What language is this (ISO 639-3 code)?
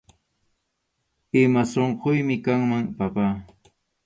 qxu